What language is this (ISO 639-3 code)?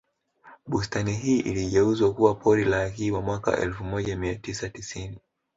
swa